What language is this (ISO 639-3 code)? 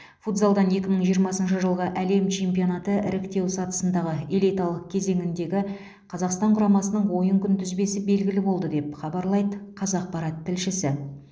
kaz